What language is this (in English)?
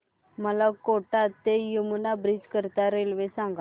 Marathi